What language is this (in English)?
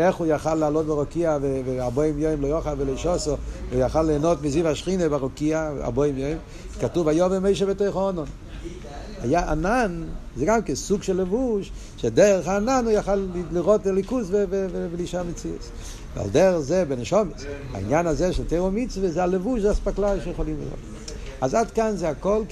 Hebrew